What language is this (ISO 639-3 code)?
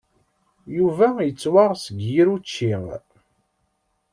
kab